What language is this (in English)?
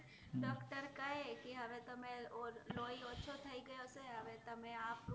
Gujarati